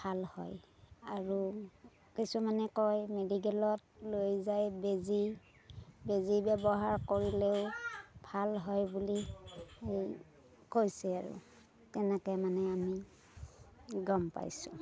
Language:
Assamese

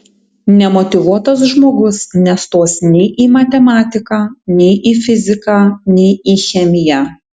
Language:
Lithuanian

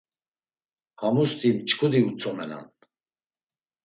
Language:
Laz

